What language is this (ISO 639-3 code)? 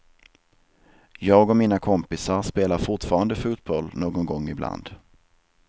swe